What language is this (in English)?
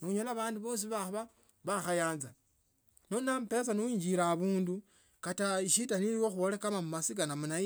Tsotso